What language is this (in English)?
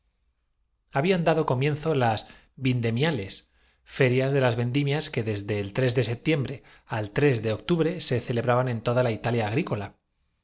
Spanish